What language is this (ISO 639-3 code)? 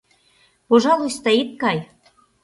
chm